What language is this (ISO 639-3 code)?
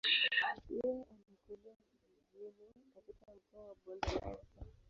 swa